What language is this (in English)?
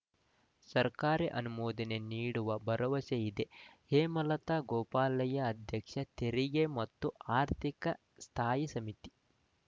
Kannada